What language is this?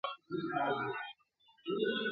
Pashto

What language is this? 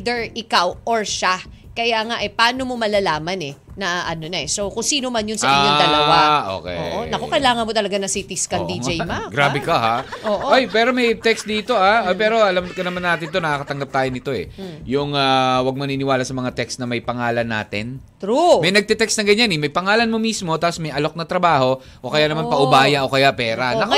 Filipino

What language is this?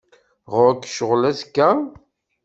Kabyle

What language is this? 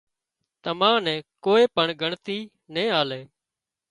Wadiyara Koli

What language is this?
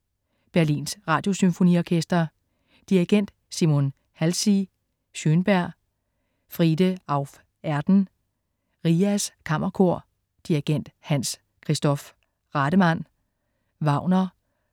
Danish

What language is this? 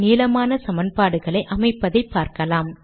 Tamil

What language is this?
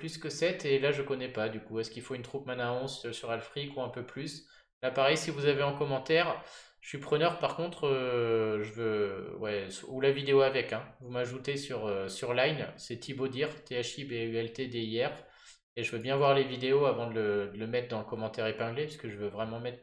French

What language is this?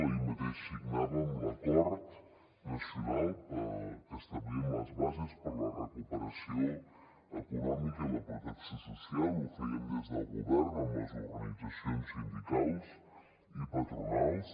Catalan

